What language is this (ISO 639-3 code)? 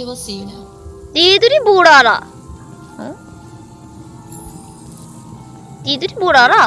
kor